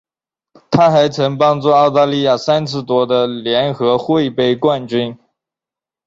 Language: Chinese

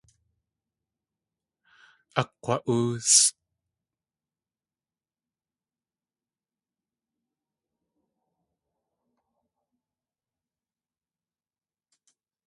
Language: Tlingit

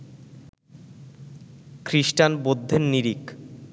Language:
Bangla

